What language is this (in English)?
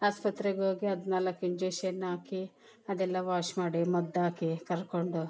Kannada